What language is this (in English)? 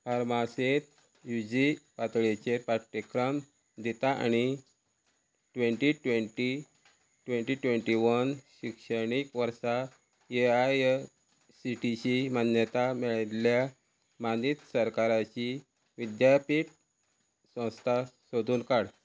Konkani